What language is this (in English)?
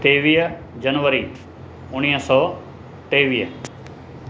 Sindhi